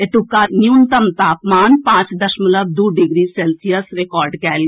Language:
Maithili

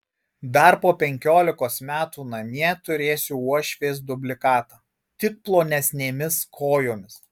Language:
Lithuanian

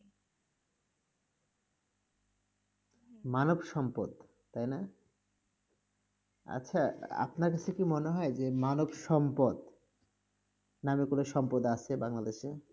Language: Bangla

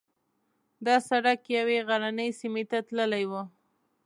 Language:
Pashto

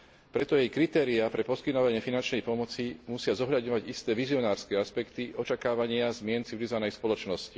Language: Slovak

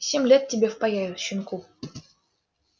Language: Russian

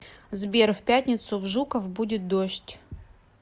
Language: Russian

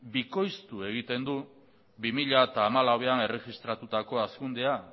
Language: Basque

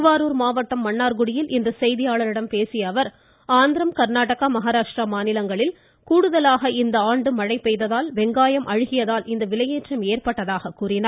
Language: Tamil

